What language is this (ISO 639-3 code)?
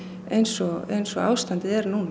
isl